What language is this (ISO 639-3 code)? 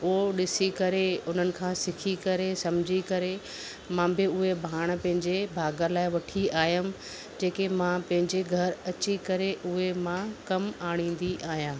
snd